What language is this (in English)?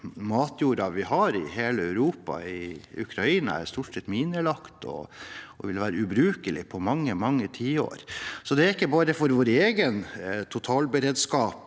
Norwegian